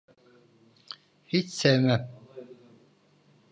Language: Turkish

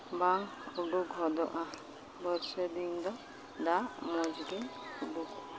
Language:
Santali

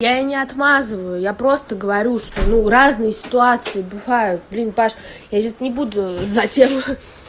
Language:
Russian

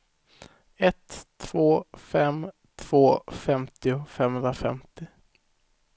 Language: Swedish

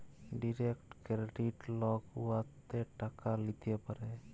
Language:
Bangla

